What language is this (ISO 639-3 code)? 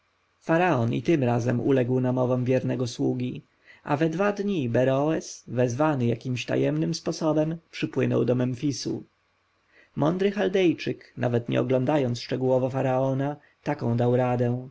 pol